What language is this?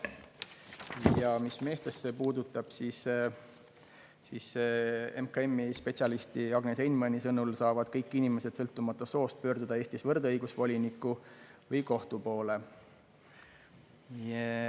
Estonian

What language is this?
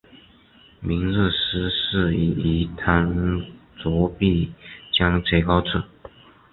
Chinese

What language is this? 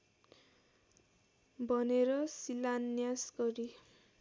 Nepali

